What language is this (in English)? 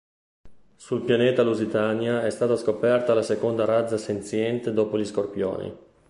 Italian